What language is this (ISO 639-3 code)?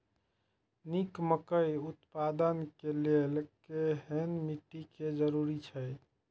mai